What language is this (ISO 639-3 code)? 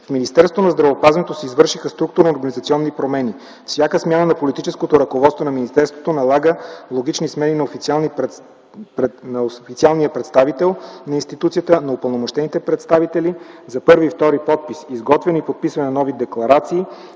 bul